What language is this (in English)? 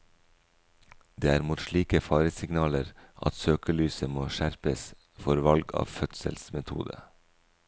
Norwegian